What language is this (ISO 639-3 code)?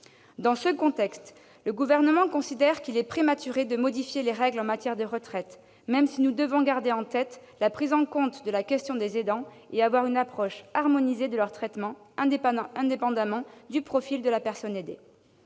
fra